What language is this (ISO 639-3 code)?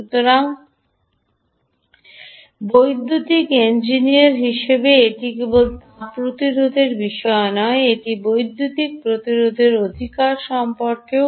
ben